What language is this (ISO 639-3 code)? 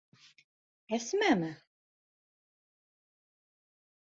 bak